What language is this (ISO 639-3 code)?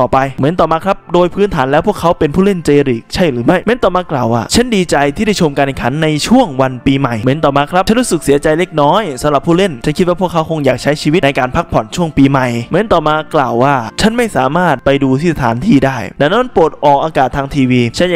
tha